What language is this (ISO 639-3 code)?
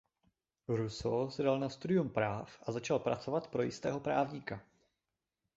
ces